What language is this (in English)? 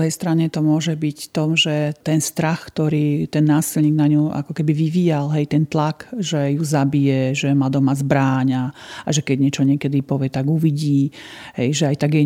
Slovak